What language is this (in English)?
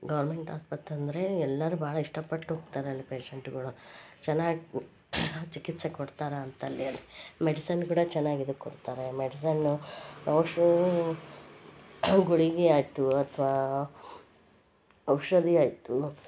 Kannada